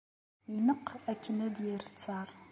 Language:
Kabyle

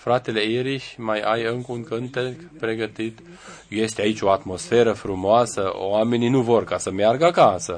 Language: Romanian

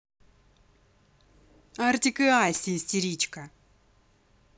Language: Russian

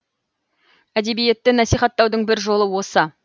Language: Kazakh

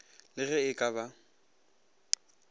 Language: Northern Sotho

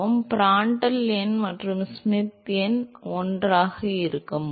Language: Tamil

